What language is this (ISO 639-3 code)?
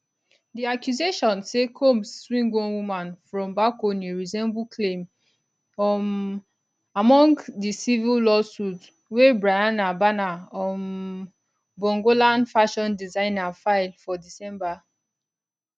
pcm